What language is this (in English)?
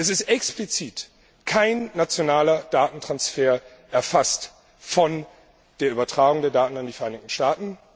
German